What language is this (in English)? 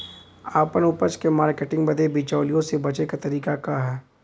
Bhojpuri